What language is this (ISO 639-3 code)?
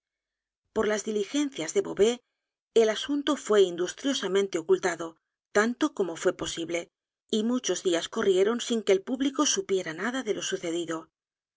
spa